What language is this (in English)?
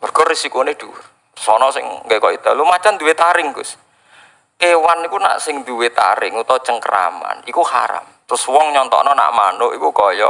Indonesian